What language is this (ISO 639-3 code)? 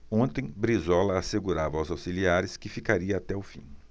por